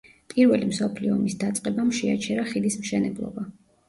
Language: Georgian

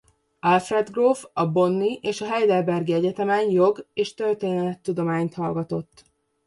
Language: Hungarian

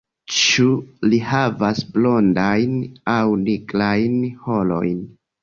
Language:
Esperanto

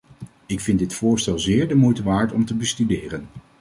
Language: Dutch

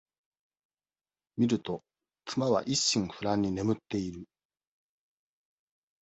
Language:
Japanese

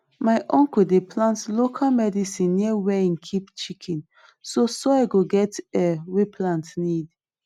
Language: Nigerian Pidgin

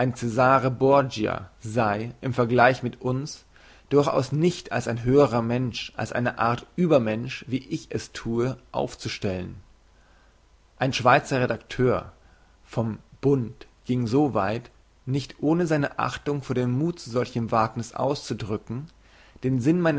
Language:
German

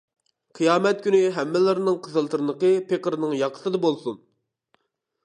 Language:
Uyghur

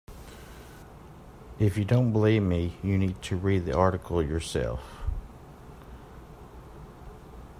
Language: English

